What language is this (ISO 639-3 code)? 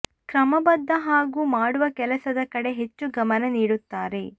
kan